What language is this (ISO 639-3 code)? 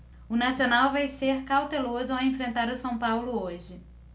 por